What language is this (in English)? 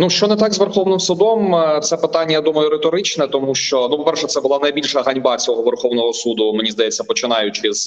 Ukrainian